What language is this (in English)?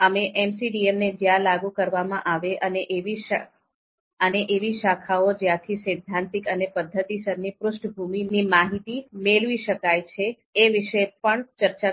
Gujarati